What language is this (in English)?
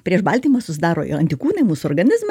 Lithuanian